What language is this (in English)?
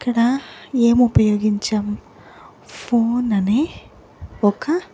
Telugu